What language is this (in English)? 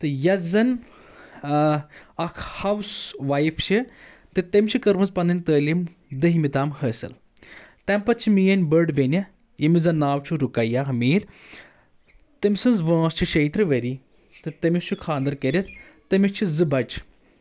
Kashmiri